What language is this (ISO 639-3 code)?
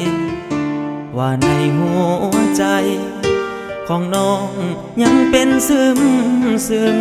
tha